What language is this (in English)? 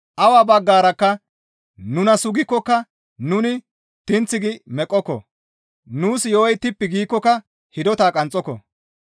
Gamo